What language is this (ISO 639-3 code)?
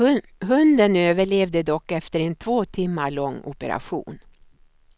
swe